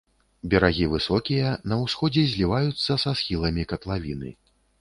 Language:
Belarusian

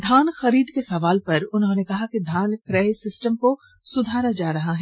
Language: Hindi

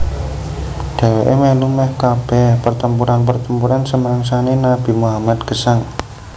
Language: Javanese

